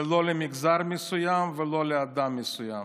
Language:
Hebrew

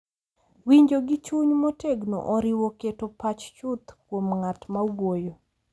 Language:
Luo (Kenya and Tanzania)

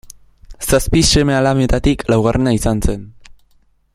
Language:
Basque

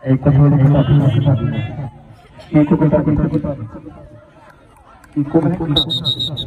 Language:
Hindi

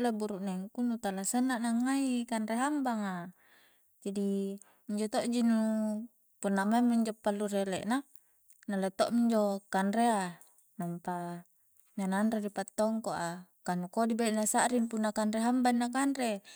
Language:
Coastal Konjo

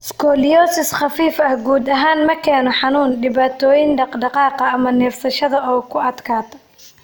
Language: Somali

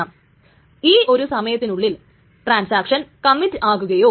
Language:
Malayalam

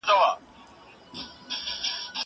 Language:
Pashto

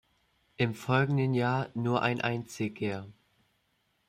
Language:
German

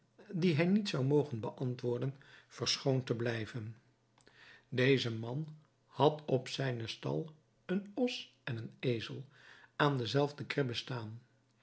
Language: Dutch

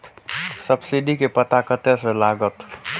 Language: Maithili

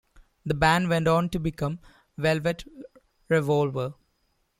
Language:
English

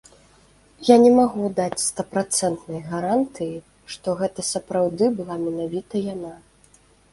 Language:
Belarusian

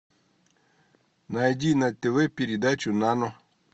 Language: Russian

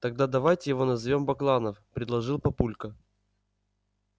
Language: Russian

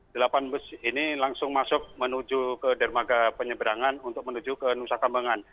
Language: Indonesian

